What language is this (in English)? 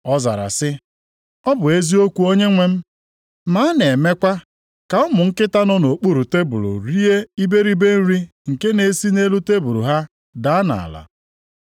Igbo